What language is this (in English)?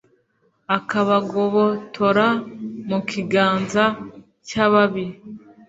Kinyarwanda